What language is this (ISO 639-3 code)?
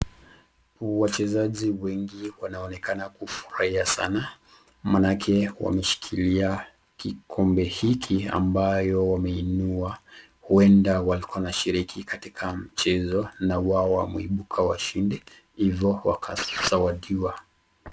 swa